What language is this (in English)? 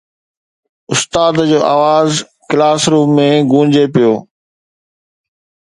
Sindhi